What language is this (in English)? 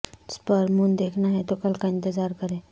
Urdu